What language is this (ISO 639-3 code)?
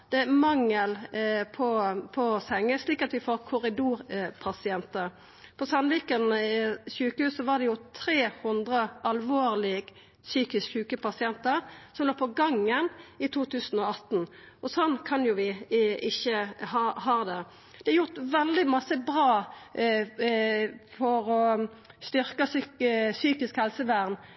nno